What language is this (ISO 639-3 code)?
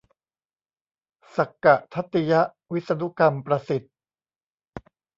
tha